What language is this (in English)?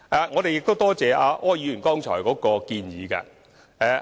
Cantonese